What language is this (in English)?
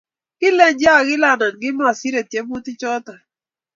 Kalenjin